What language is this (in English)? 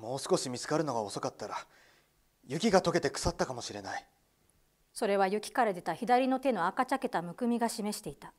Japanese